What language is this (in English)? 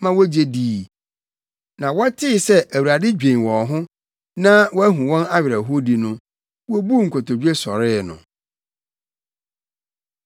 Akan